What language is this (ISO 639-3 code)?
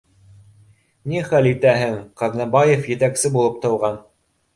bak